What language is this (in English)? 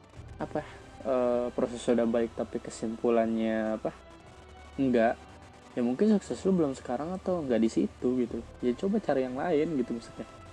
Indonesian